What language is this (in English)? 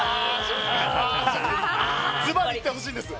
Japanese